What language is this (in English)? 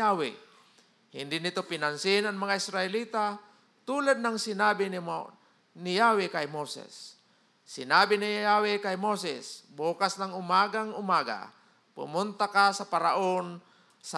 Filipino